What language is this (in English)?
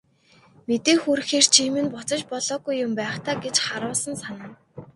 Mongolian